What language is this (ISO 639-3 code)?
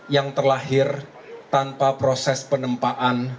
ind